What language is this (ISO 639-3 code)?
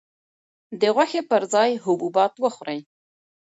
pus